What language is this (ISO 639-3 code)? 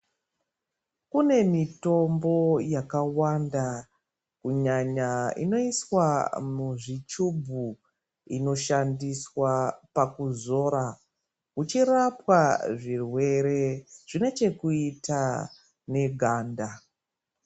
ndc